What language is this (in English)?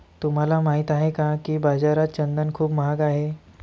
Marathi